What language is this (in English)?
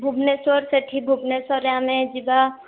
Odia